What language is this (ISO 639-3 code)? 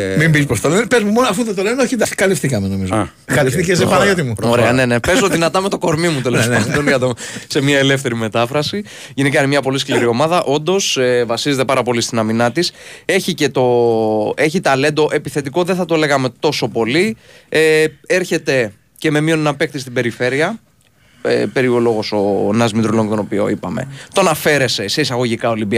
ell